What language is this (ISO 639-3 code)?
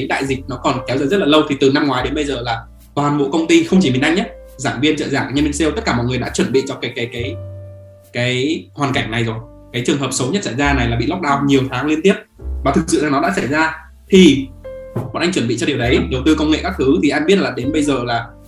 vie